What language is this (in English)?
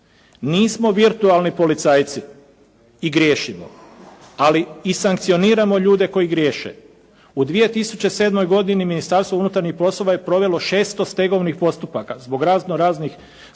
Croatian